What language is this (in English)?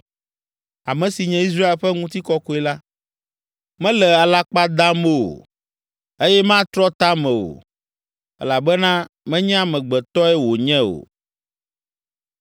Ewe